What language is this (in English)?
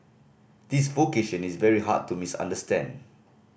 English